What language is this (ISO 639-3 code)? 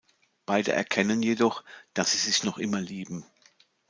deu